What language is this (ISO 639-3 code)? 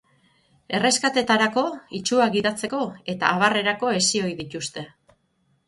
eus